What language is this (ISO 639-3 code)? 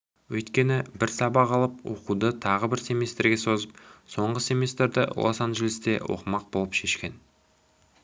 kaz